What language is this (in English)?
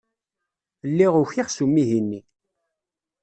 Kabyle